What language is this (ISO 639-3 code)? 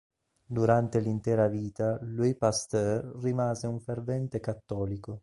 ita